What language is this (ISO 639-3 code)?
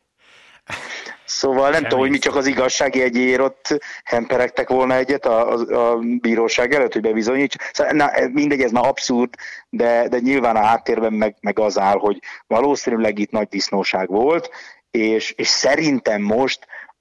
hun